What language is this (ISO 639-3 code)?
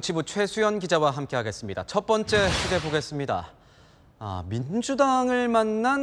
kor